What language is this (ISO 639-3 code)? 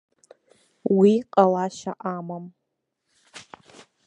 abk